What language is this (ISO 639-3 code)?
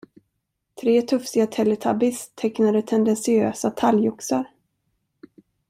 swe